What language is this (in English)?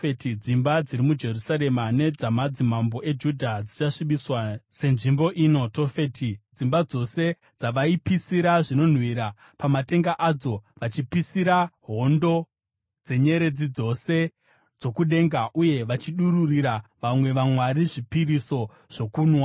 Shona